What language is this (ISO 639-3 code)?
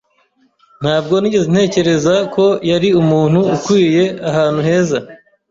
kin